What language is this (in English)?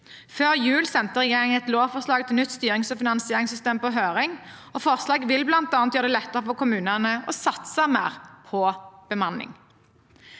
Norwegian